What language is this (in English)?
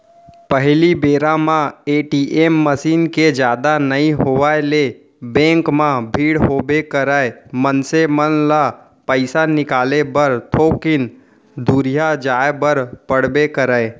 Chhattisgarhi